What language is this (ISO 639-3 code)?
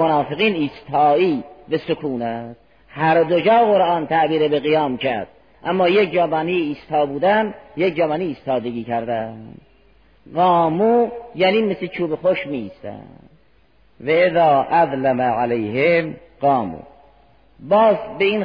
fas